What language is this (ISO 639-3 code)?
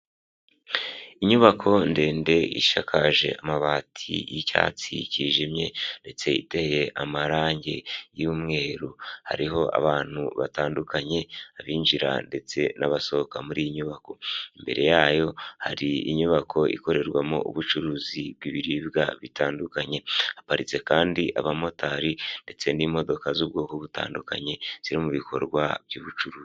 kin